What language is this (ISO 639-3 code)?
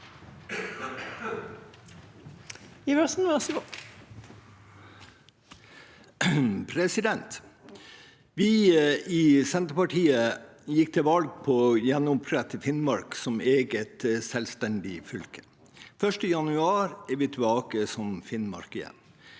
nor